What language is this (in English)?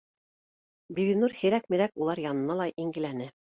Bashkir